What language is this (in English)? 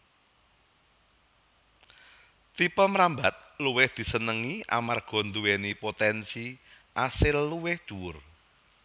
Javanese